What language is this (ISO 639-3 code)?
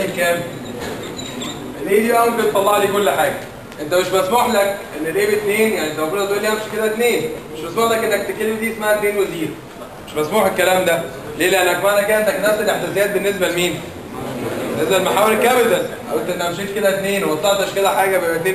ara